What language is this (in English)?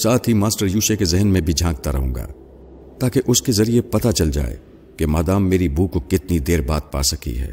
Urdu